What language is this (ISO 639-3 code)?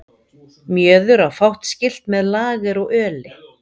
isl